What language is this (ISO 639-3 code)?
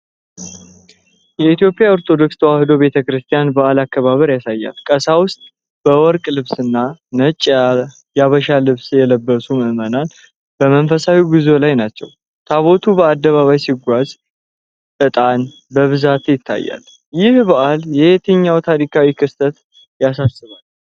amh